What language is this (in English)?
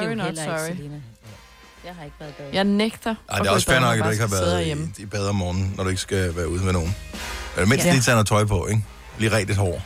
Danish